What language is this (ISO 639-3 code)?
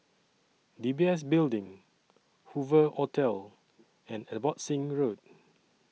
eng